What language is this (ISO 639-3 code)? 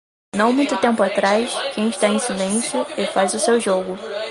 por